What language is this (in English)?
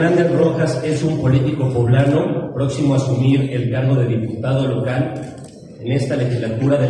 Spanish